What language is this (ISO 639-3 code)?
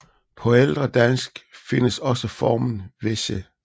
dan